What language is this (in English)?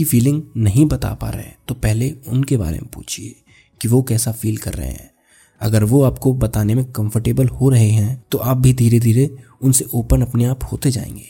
Hindi